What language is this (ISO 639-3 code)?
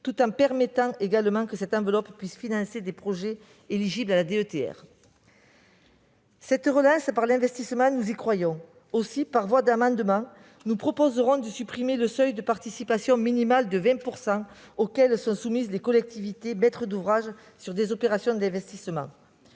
fra